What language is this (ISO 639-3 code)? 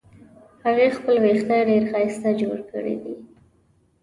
pus